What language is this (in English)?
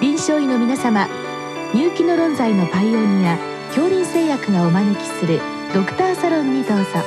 Japanese